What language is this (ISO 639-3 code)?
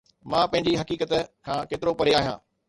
snd